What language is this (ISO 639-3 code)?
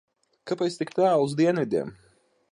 lav